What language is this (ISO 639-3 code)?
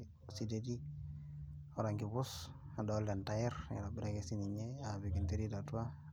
mas